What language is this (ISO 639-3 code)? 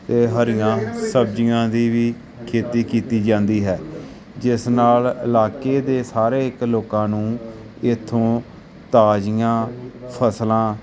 pan